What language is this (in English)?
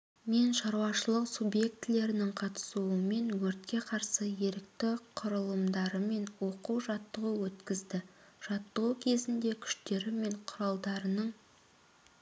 Kazakh